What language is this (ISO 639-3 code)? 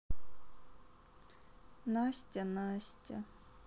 rus